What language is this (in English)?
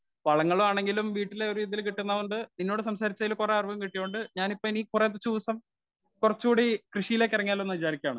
Malayalam